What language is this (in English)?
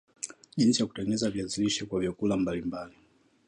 Swahili